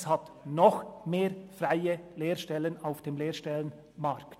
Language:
Swiss German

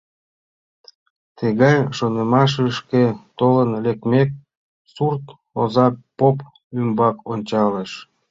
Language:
Mari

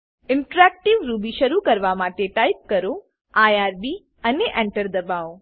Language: Gujarati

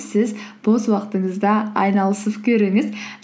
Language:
Kazakh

